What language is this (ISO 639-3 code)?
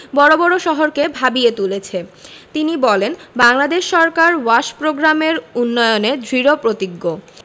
ben